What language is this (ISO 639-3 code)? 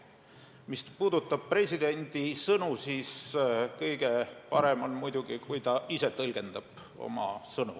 est